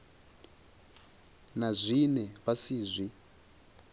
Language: Venda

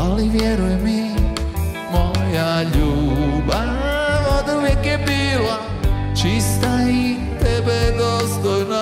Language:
Romanian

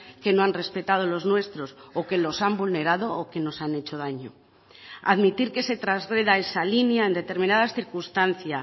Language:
Spanish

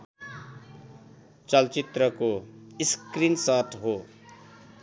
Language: Nepali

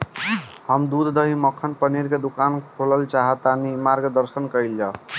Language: Bhojpuri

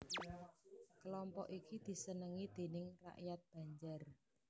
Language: Javanese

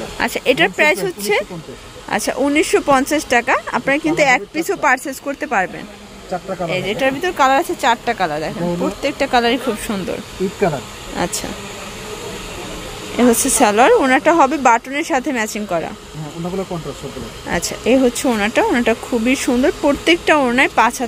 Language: Romanian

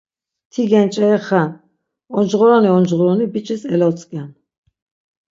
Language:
Laz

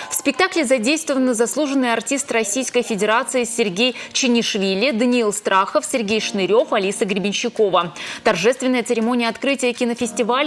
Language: Russian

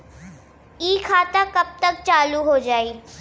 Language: Bhojpuri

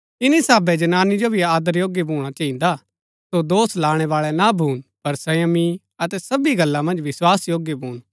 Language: Gaddi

